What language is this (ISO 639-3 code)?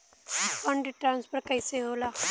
bho